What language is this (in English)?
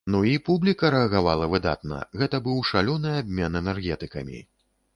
Belarusian